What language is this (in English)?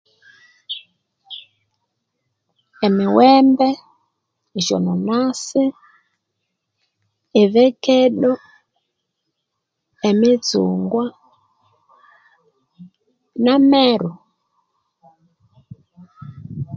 Konzo